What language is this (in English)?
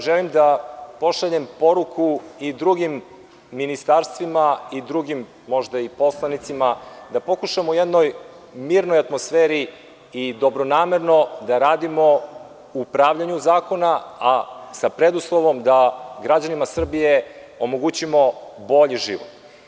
Serbian